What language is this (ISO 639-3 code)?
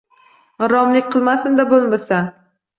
uzb